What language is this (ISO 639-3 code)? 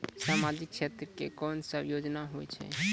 mai